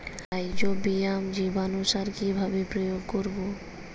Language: Bangla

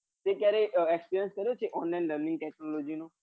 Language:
Gujarati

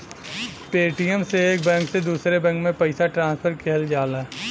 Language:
Bhojpuri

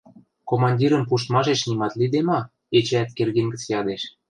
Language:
Western Mari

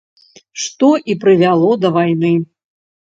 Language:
Belarusian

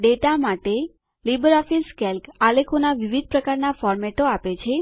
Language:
Gujarati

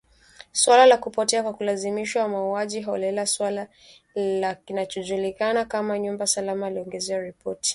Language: Swahili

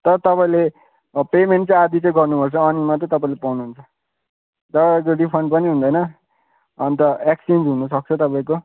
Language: Nepali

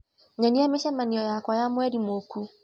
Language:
Kikuyu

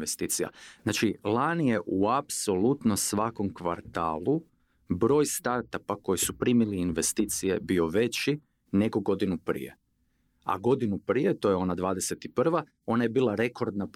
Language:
Croatian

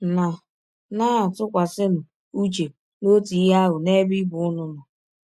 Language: Igbo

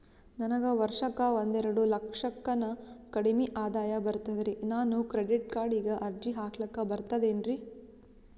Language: Kannada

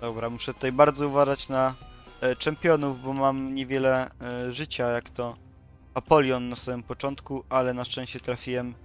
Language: Polish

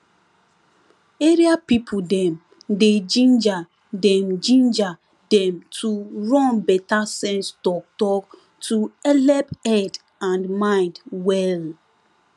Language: Nigerian Pidgin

